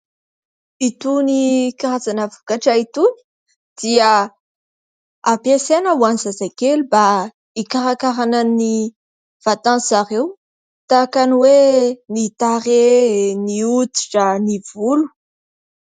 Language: Malagasy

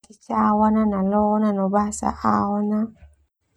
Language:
Termanu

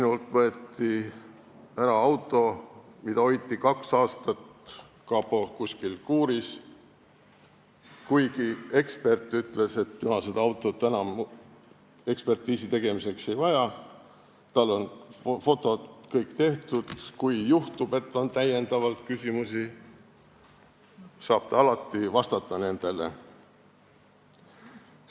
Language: Estonian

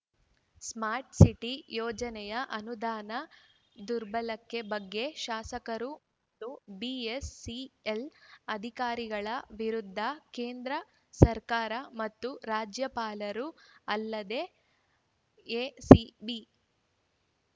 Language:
Kannada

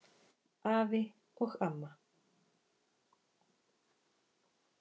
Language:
Icelandic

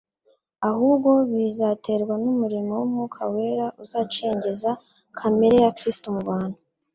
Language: Kinyarwanda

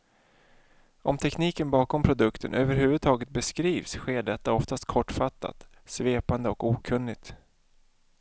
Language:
Swedish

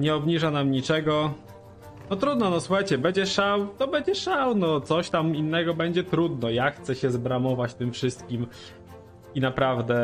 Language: Polish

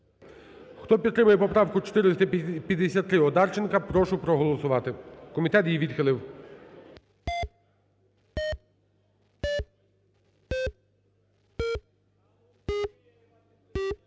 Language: Ukrainian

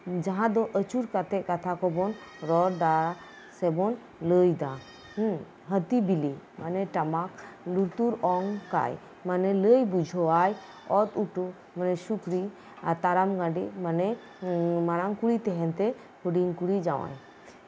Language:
Santali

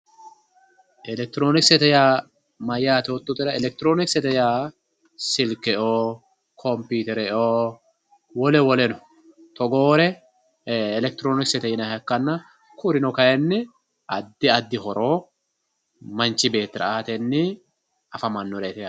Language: Sidamo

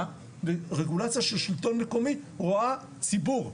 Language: Hebrew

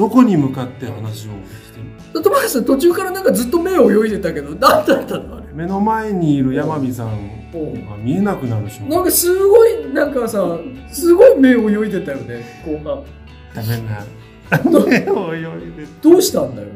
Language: Japanese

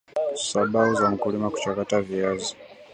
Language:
Swahili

